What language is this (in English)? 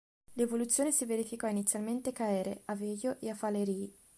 Italian